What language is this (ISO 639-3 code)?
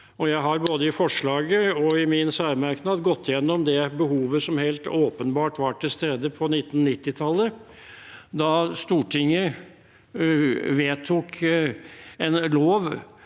nor